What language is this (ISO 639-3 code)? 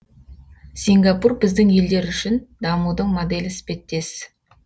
kaz